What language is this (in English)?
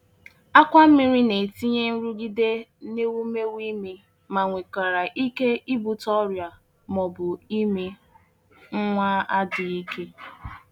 Igbo